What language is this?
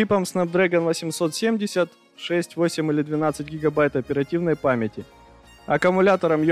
Russian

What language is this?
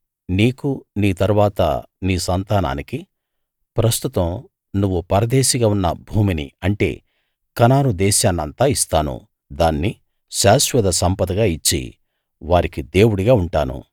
Telugu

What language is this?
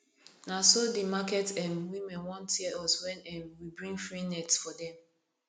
Nigerian Pidgin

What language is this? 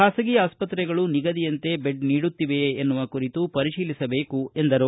Kannada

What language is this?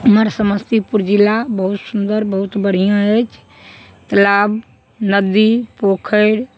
Maithili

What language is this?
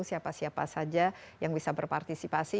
Indonesian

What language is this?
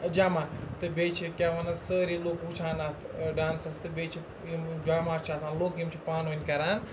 Kashmiri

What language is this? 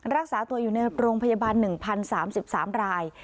Thai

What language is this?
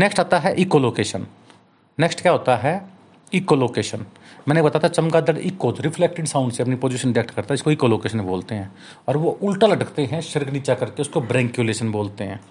Hindi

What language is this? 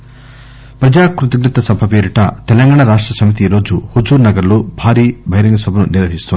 Telugu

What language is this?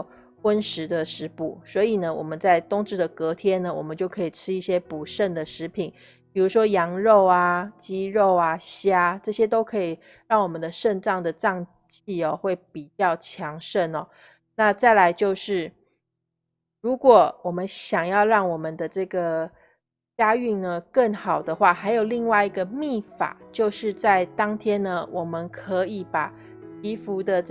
Chinese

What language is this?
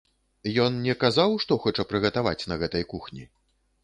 Belarusian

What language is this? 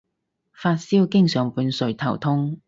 Cantonese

